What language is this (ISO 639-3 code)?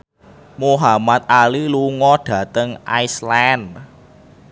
jav